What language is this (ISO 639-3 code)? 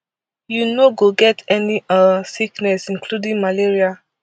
pcm